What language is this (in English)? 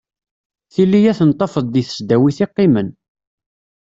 Kabyle